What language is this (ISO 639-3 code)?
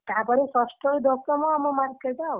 ori